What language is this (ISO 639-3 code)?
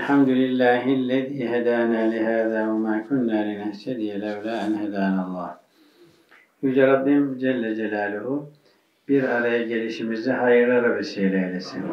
tur